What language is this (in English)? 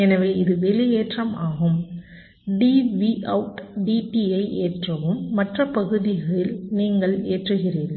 Tamil